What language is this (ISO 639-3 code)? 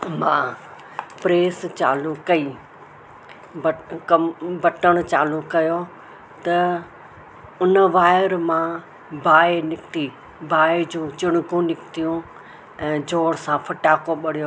snd